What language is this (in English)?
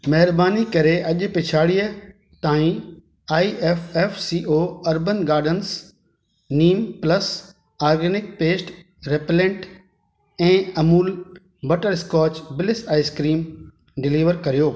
Sindhi